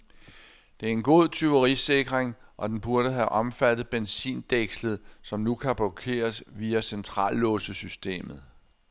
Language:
Danish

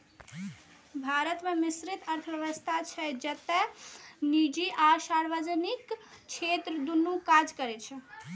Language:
Maithili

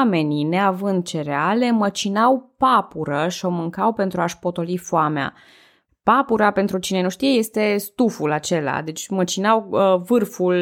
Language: Romanian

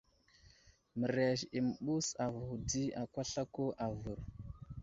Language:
Wuzlam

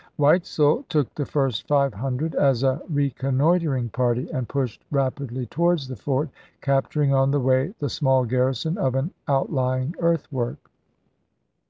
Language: English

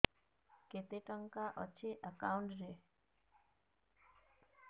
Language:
Odia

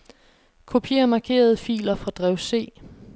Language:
Danish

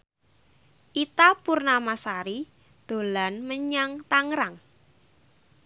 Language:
Javanese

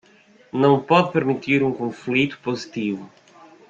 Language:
Portuguese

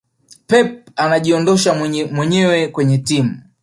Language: Swahili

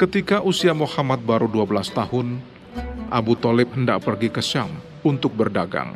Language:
Indonesian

